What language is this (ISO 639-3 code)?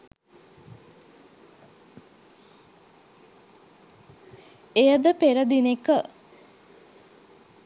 sin